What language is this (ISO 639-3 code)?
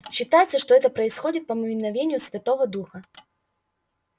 rus